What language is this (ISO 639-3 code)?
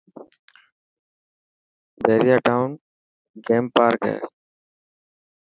mki